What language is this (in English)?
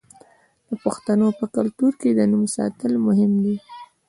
Pashto